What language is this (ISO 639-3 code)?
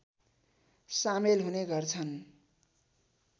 nep